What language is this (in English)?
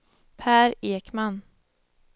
Swedish